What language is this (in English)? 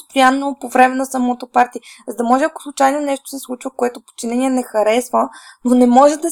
Bulgarian